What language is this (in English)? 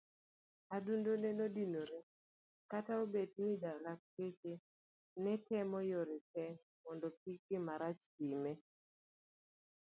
Luo (Kenya and Tanzania)